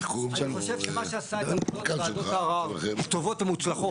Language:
Hebrew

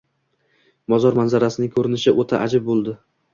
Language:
Uzbek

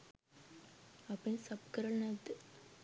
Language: Sinhala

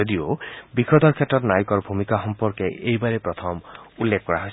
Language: Assamese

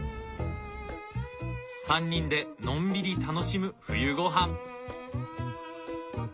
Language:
Japanese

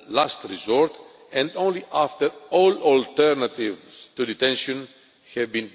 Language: English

